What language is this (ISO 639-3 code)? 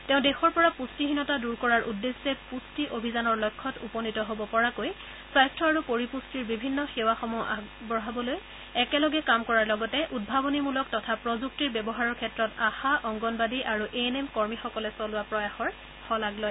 asm